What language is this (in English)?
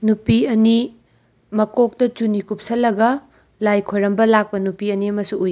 Manipuri